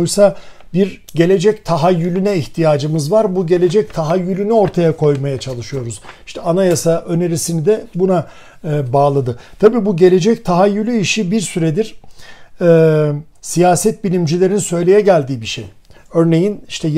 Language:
Turkish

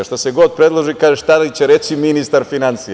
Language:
Serbian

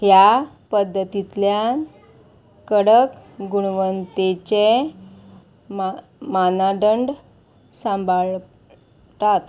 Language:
Konkani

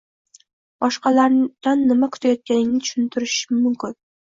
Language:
Uzbek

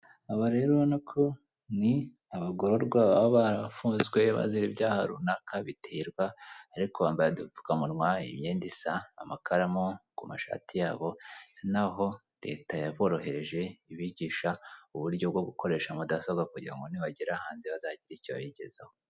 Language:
Kinyarwanda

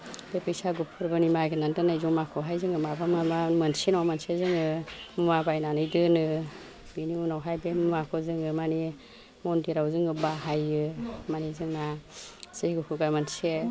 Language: Bodo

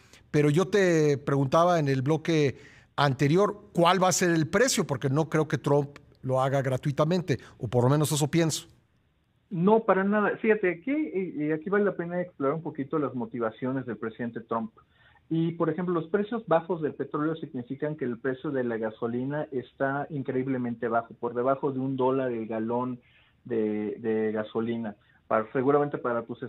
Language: Spanish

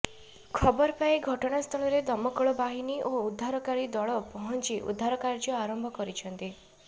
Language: Odia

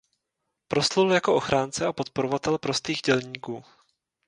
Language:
Czech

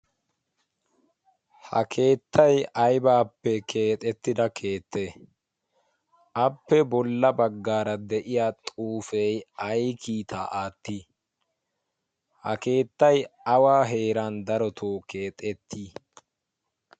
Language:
Wolaytta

